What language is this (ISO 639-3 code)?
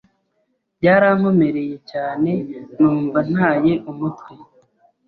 kin